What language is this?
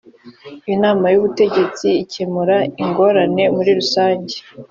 Kinyarwanda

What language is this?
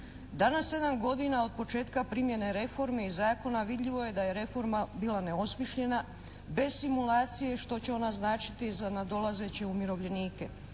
Croatian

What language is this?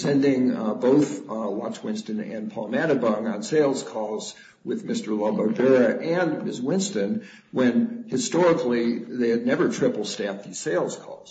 English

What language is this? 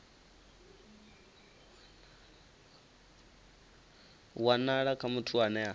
Venda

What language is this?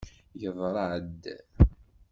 Kabyle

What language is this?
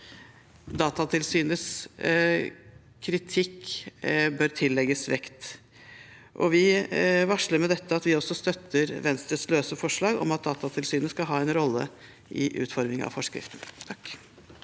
Norwegian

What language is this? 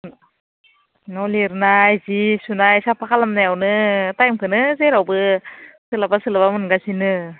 Bodo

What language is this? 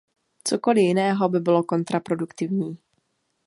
Czech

